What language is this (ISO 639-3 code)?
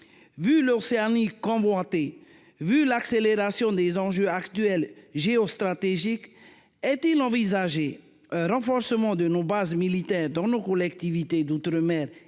fra